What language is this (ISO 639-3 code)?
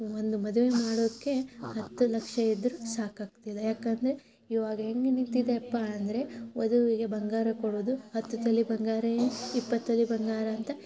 kan